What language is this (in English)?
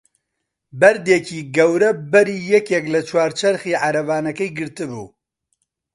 Central Kurdish